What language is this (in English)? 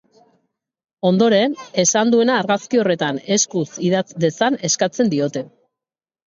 Basque